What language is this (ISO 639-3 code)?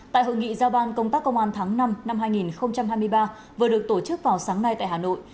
vie